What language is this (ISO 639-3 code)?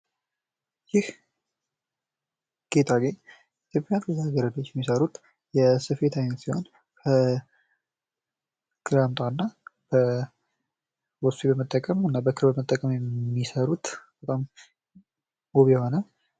amh